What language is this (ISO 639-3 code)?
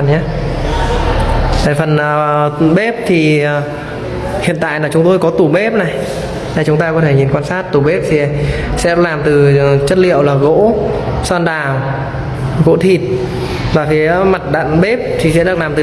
vie